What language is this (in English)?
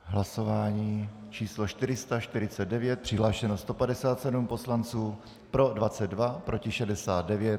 Czech